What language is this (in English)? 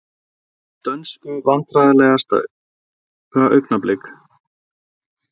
Icelandic